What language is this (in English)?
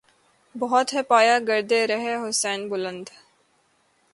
Urdu